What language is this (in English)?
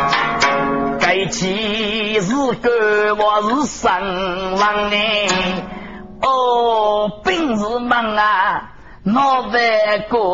Chinese